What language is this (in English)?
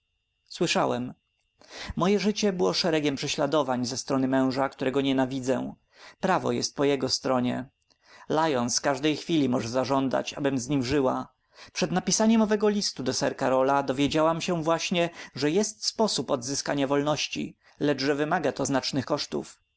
Polish